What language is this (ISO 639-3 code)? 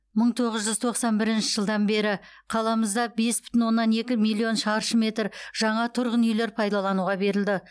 kaz